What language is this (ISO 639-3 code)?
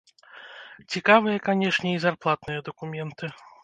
bel